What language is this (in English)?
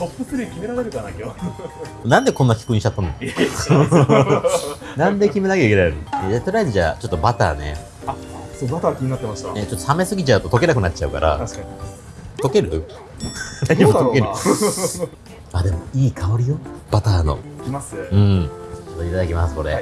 Japanese